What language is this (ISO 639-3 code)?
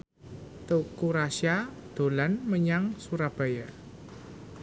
jav